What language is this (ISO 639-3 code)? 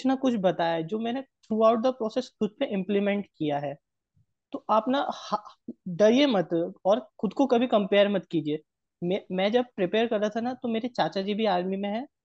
hin